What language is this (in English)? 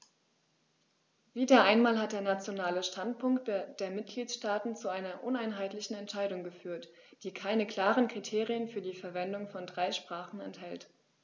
German